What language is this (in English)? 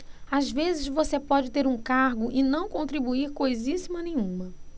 Portuguese